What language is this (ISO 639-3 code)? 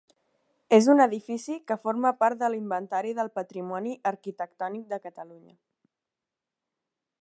cat